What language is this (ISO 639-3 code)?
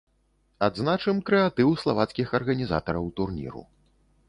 bel